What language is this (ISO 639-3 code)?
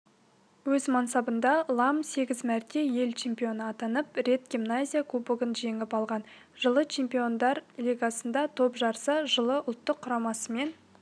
kaz